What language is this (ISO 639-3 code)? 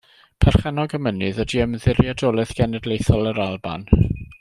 cym